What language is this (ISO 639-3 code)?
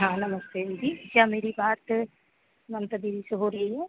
hin